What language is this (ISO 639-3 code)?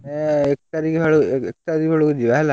ori